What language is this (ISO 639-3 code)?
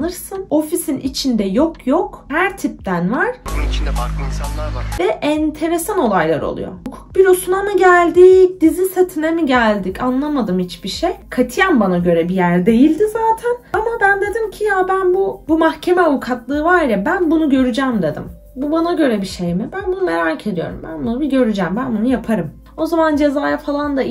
tur